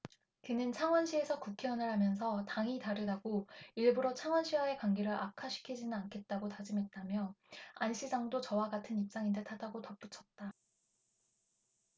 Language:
Korean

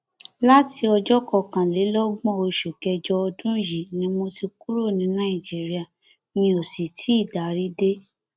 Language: Yoruba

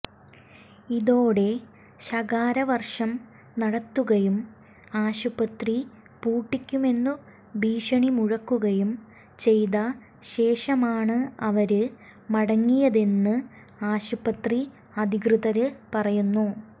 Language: Malayalam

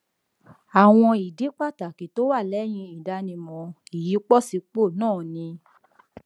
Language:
Yoruba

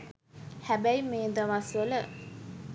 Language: Sinhala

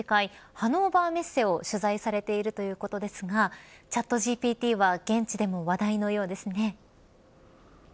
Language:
Japanese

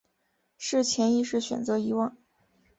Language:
Chinese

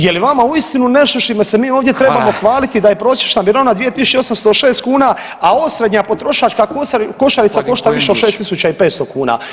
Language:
Croatian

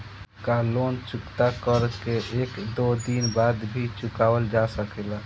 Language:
Bhojpuri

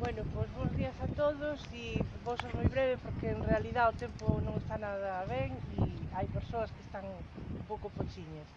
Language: Spanish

